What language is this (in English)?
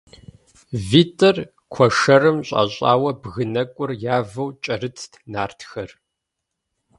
Kabardian